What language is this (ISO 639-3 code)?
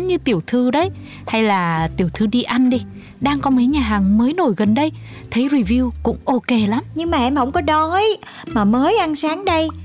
vie